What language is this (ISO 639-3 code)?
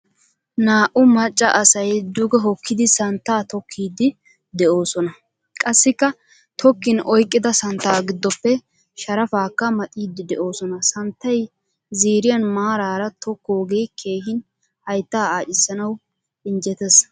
wal